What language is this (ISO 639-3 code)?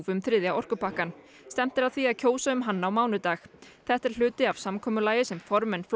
isl